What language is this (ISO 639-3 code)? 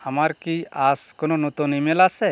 ben